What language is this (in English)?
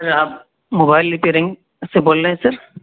Urdu